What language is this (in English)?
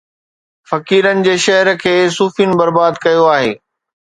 Sindhi